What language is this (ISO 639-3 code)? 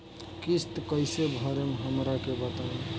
bho